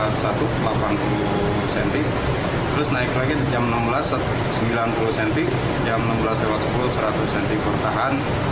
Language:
Indonesian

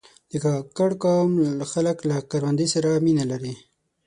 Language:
Pashto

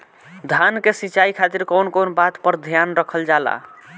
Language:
Bhojpuri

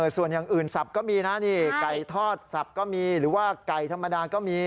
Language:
Thai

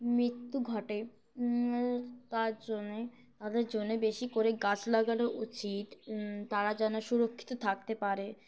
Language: Bangla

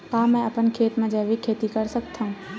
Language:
Chhattisgarhi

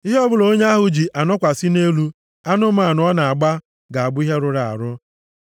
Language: Igbo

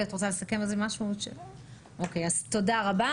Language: Hebrew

